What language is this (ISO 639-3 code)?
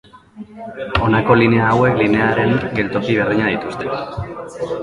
eus